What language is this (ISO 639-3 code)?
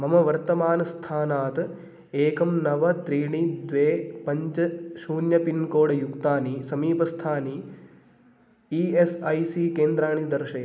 san